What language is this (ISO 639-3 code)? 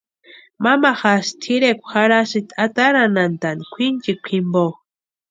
pua